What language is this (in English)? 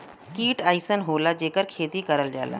Bhojpuri